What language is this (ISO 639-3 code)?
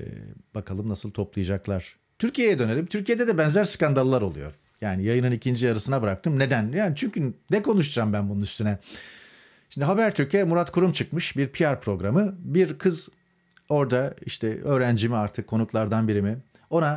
tur